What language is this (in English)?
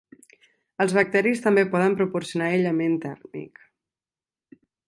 Catalan